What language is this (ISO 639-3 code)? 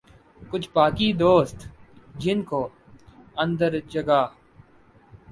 urd